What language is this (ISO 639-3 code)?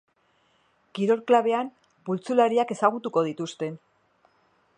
eus